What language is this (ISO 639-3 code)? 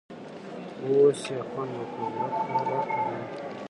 pus